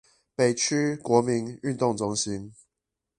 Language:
Chinese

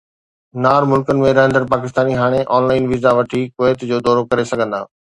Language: Sindhi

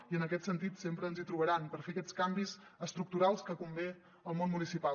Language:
Catalan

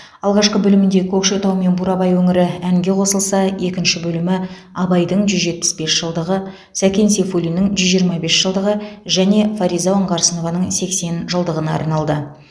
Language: Kazakh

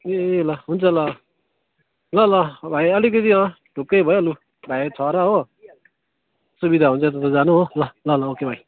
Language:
Nepali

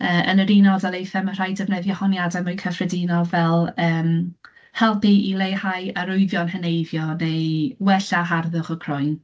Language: Welsh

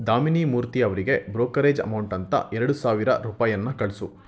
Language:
Kannada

